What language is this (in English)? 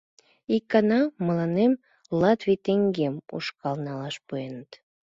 Mari